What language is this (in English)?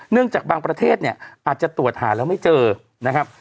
Thai